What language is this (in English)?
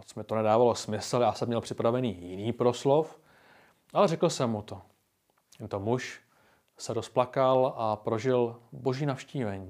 Czech